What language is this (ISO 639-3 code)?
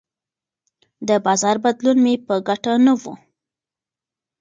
pus